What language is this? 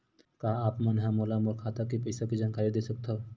Chhattisgarhi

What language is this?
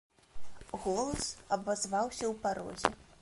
Belarusian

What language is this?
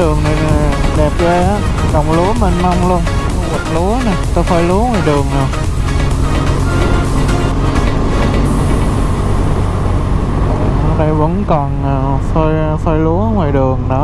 Vietnamese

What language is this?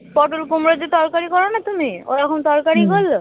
Bangla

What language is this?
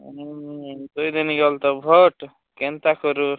Odia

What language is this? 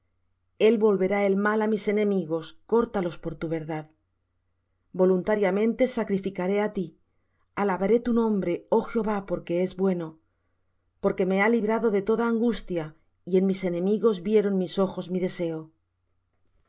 Spanish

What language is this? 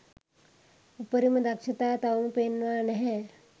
Sinhala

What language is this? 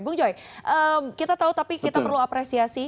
Indonesian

